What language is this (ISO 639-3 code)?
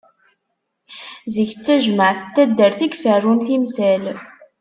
kab